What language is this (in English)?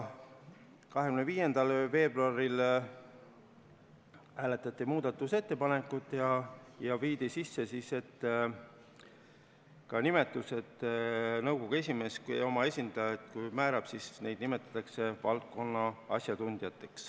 Estonian